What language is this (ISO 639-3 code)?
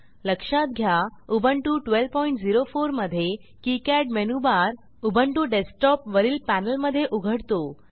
mar